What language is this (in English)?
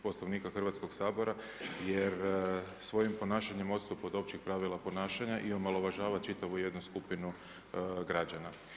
Croatian